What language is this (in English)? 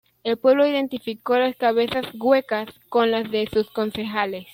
Spanish